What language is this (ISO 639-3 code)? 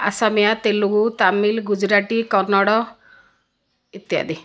ori